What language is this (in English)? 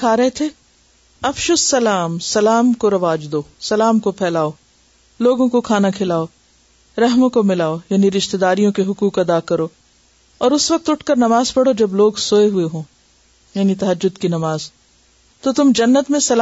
Urdu